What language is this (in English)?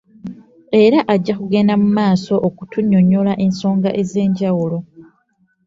Ganda